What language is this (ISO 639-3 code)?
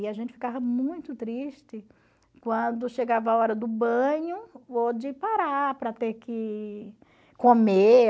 por